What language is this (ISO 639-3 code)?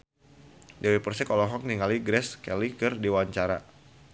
sun